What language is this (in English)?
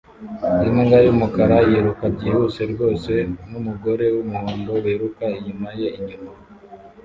Kinyarwanda